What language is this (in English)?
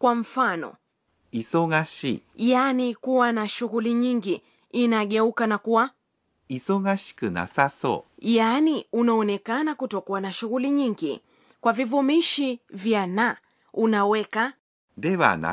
Swahili